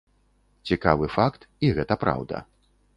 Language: Belarusian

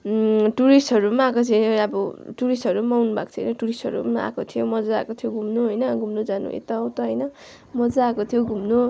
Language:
Nepali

